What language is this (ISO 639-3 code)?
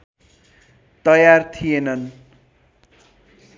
nep